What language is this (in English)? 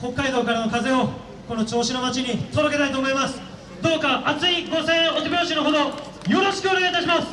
Japanese